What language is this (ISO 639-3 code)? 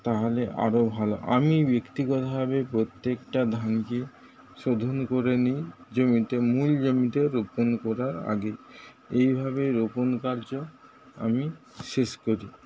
ben